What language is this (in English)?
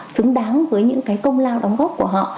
Vietnamese